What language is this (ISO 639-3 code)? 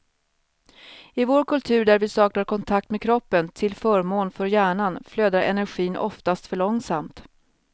swe